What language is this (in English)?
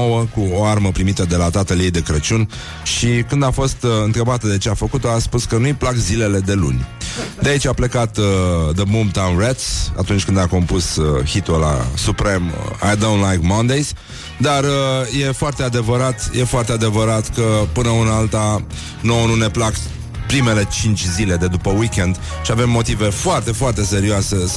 Romanian